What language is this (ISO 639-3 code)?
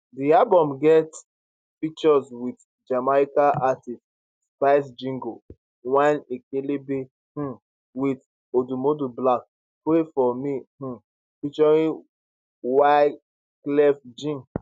pcm